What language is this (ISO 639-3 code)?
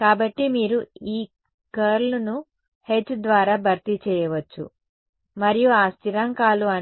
tel